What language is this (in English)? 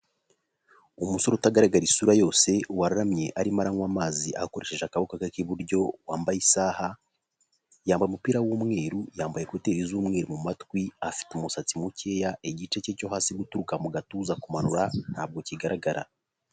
Kinyarwanda